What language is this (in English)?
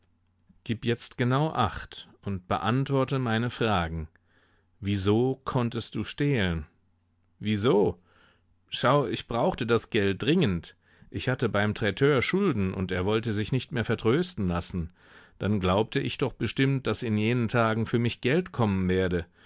German